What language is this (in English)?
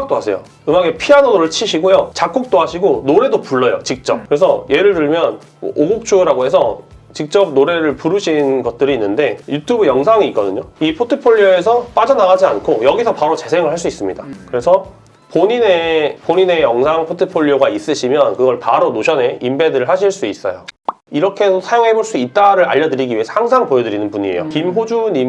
Korean